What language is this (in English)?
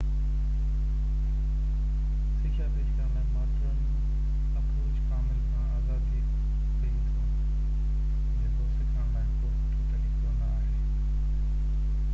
Sindhi